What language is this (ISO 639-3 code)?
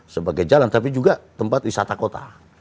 ind